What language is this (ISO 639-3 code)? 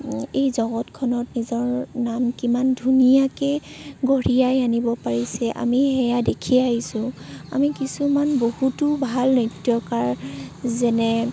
asm